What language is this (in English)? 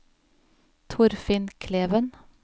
Norwegian